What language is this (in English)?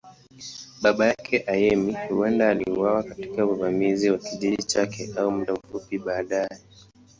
Swahili